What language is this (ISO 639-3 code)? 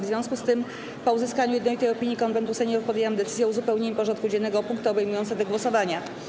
pol